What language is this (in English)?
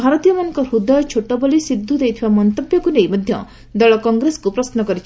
Odia